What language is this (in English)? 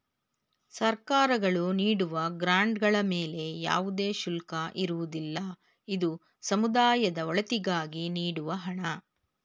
Kannada